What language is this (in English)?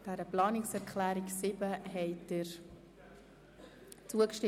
Swiss German